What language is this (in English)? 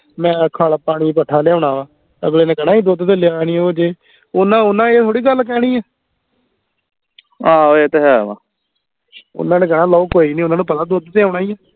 Punjabi